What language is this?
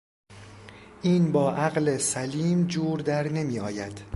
Persian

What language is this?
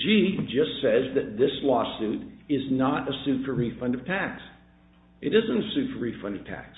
English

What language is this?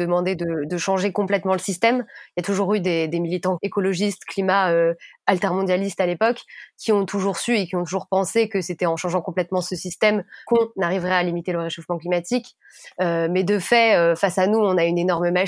French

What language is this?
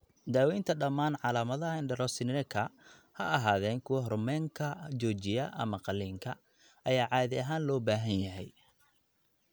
Somali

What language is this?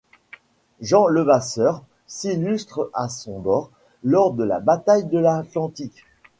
French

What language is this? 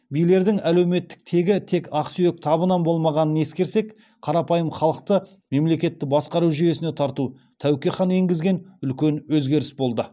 Kazakh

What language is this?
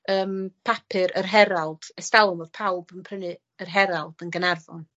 Welsh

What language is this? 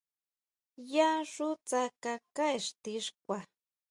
Huautla Mazatec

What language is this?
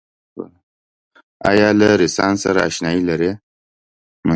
Pashto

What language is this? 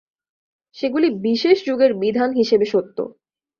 Bangla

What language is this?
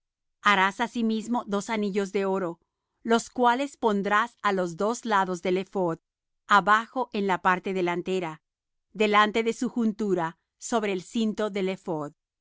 Spanish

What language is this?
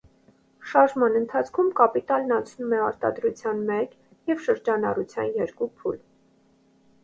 Armenian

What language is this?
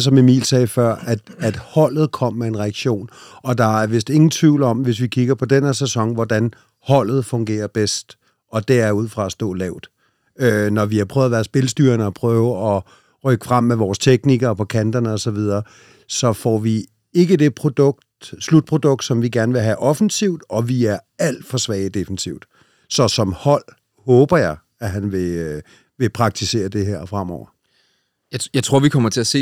Danish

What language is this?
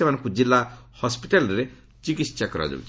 Odia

